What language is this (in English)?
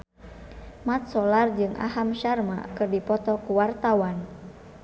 Sundanese